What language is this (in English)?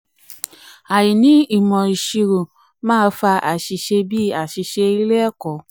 Yoruba